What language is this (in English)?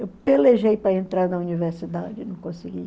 Portuguese